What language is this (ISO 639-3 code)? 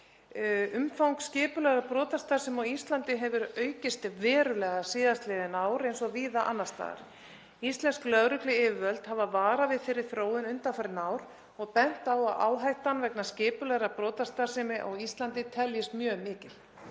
isl